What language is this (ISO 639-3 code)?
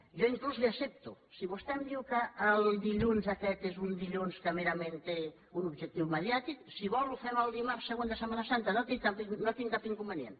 cat